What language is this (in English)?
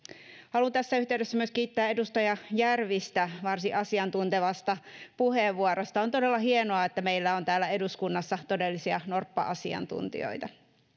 Finnish